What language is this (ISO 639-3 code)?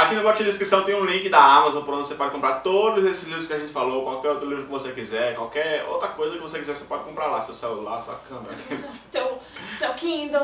por